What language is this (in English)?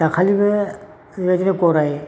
Bodo